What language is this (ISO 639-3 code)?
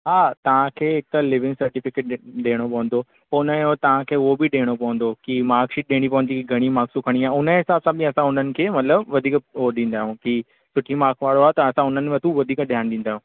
snd